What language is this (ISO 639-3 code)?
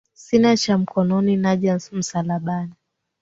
swa